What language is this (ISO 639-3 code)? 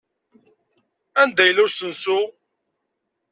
kab